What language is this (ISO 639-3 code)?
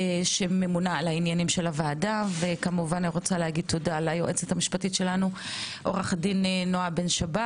heb